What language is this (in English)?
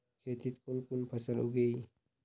Magahi